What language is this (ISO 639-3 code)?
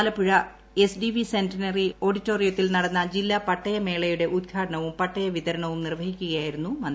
mal